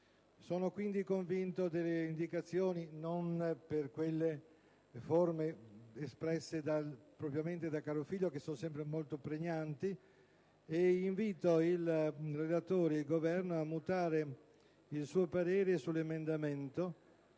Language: Italian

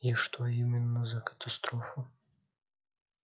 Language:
Russian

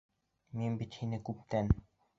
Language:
Bashkir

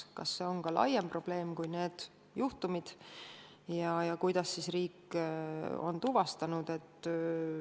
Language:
Estonian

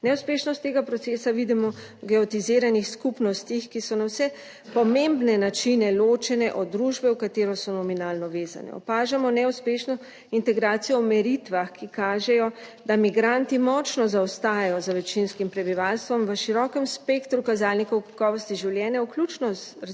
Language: Slovenian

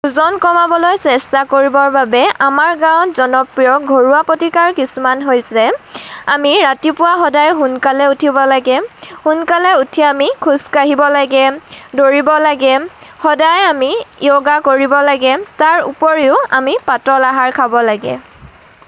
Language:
Assamese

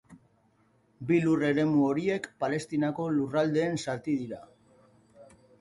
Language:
Basque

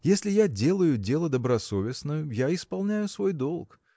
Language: Russian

